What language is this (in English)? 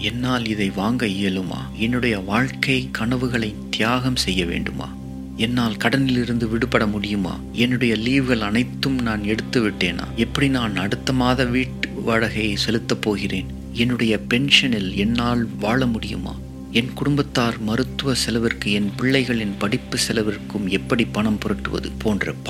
Tamil